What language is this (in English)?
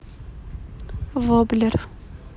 Russian